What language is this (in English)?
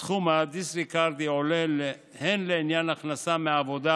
Hebrew